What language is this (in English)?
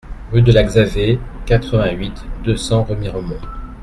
French